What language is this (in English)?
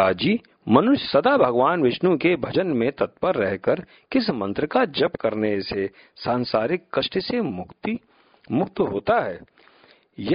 Hindi